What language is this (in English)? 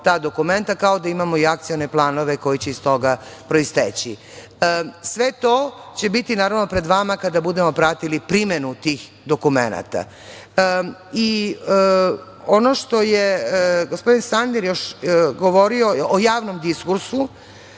Serbian